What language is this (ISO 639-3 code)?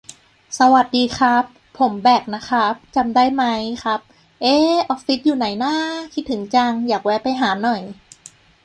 tha